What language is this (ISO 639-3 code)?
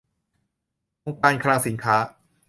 tha